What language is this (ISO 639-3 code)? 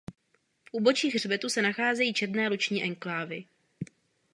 ces